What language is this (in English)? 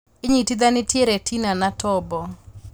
Kikuyu